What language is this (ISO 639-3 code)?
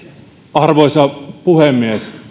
fin